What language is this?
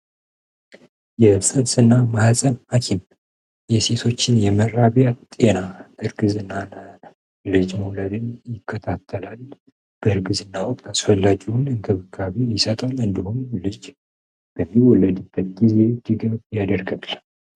Amharic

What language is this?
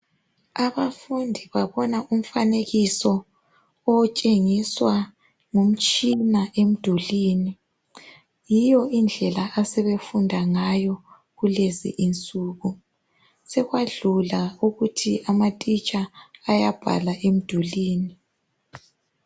North Ndebele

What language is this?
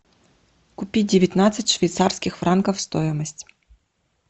Russian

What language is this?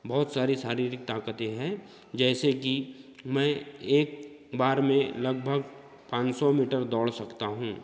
Hindi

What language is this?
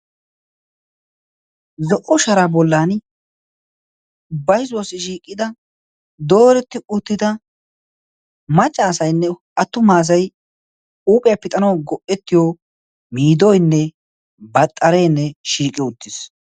Wolaytta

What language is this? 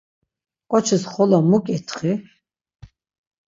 Laz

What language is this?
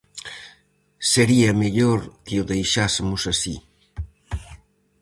Galician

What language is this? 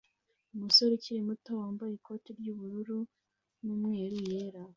Kinyarwanda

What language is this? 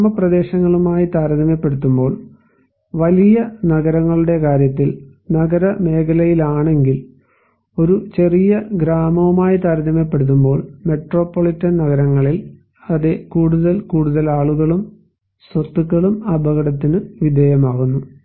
Malayalam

